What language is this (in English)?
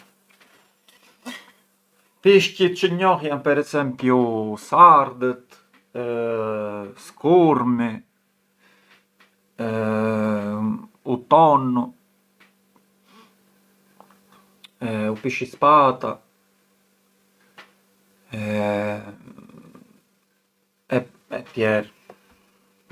Arbëreshë Albanian